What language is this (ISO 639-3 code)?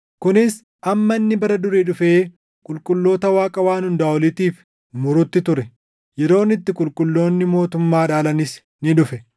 orm